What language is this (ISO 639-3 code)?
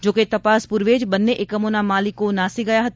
guj